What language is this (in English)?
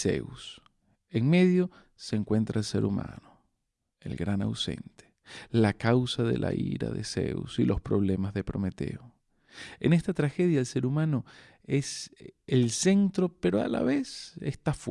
Spanish